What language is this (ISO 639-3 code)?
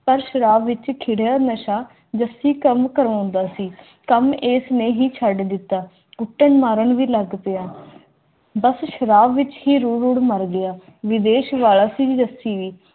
pan